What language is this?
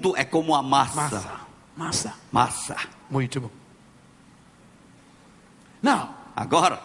Portuguese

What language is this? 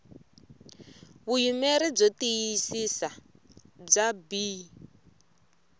Tsonga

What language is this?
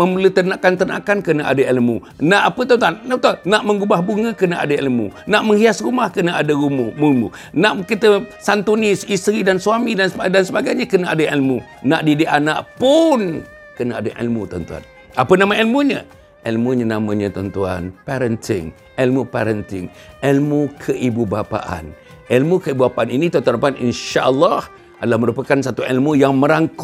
Malay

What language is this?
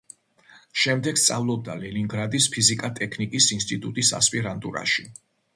Georgian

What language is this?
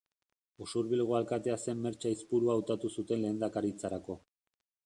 Basque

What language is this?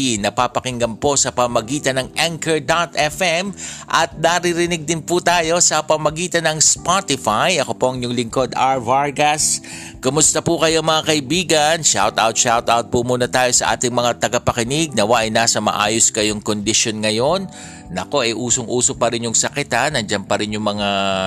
Filipino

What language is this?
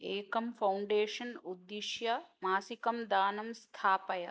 Sanskrit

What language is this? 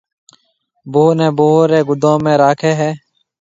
Marwari (Pakistan)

